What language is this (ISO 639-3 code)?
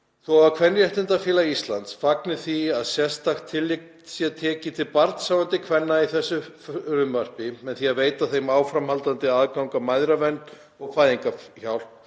isl